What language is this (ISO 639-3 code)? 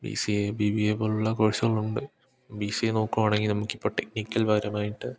mal